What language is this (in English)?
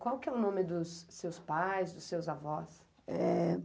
Portuguese